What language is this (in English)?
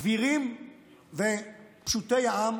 Hebrew